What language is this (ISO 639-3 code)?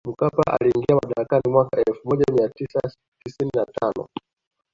swa